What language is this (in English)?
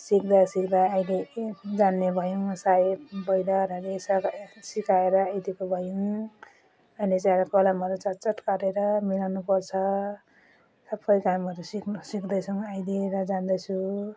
Nepali